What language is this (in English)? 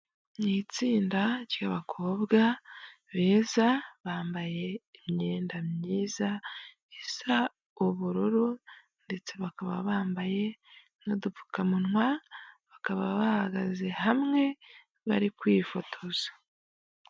Kinyarwanda